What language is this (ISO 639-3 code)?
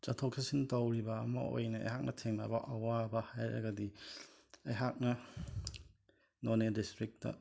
mni